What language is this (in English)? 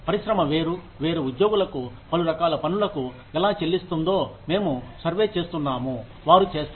Telugu